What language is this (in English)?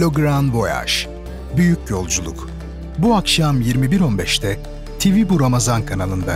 Turkish